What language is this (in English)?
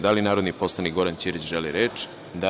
Serbian